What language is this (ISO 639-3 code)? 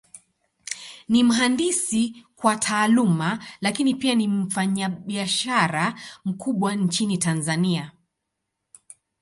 swa